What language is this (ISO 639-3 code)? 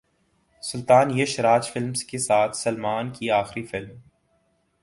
urd